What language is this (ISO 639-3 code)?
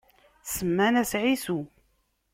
kab